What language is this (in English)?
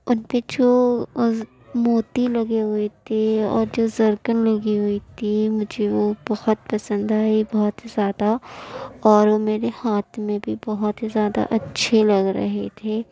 Urdu